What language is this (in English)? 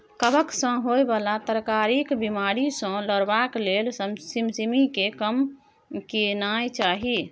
Maithili